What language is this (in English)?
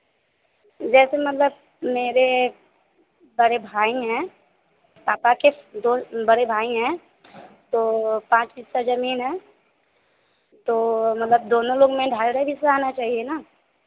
Hindi